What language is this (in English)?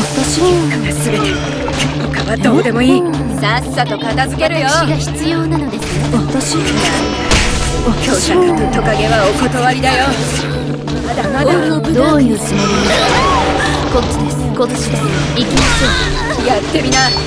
Japanese